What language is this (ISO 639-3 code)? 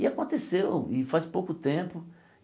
por